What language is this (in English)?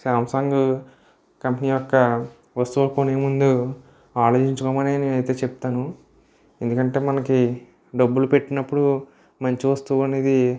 Telugu